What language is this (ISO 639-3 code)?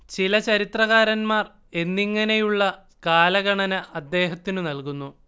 mal